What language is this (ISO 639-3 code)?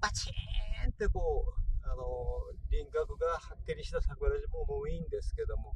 jpn